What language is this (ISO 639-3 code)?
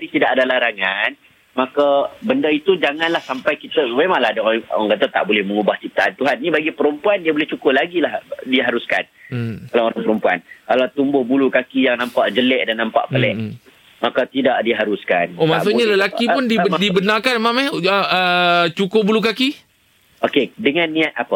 msa